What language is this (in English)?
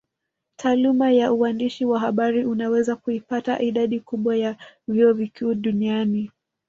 Swahili